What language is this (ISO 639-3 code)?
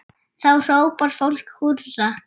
isl